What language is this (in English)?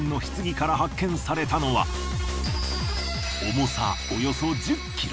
Japanese